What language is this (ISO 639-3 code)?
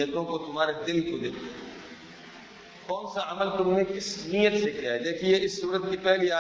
urd